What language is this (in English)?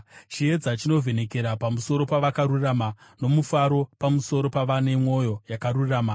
Shona